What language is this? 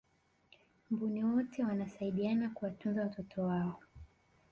Swahili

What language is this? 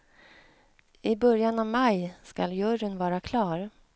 Swedish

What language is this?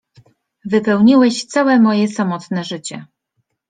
Polish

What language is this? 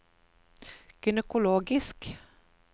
Norwegian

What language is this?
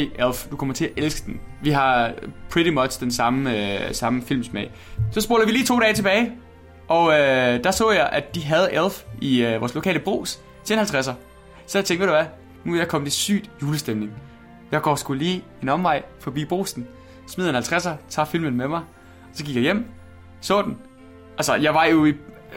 Danish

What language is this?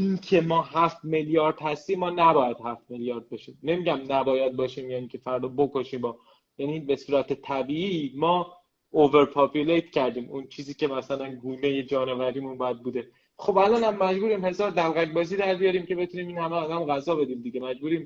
Persian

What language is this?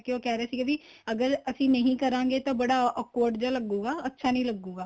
Punjabi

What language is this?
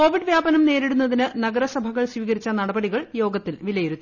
Malayalam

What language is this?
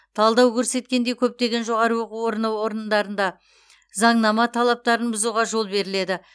Kazakh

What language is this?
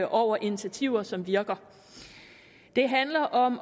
Danish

